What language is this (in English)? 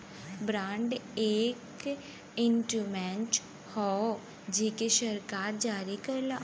Bhojpuri